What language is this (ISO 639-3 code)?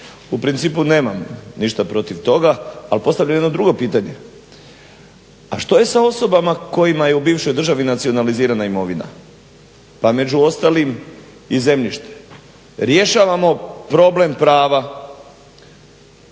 hrv